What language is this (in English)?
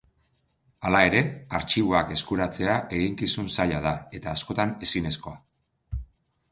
Basque